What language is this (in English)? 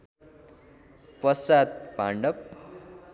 Nepali